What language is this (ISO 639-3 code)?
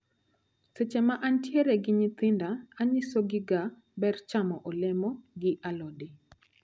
luo